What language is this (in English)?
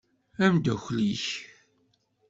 Kabyle